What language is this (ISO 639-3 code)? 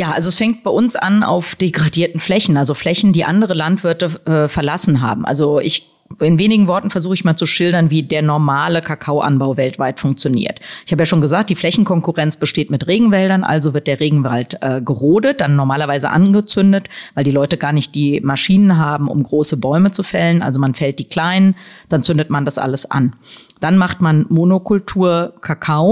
deu